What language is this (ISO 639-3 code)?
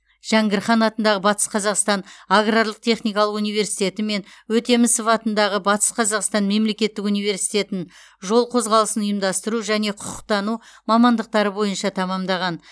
kaz